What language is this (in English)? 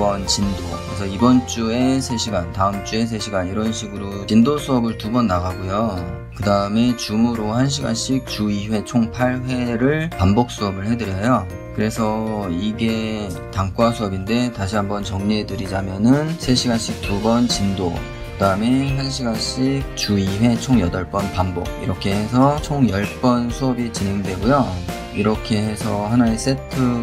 Korean